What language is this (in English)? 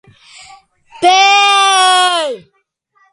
Georgian